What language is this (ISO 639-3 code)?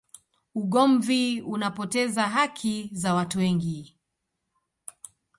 swa